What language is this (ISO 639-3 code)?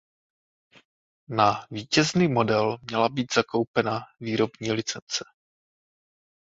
ces